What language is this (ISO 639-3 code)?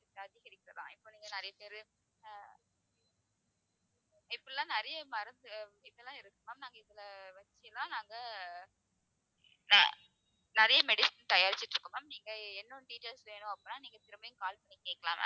tam